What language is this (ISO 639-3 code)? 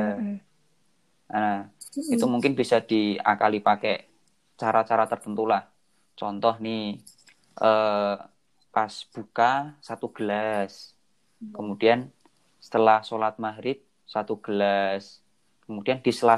ind